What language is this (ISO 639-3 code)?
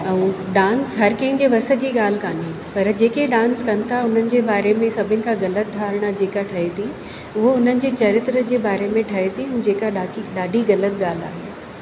snd